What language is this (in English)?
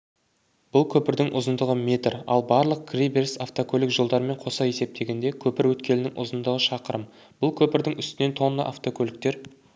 Kazakh